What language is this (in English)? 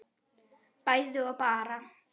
Icelandic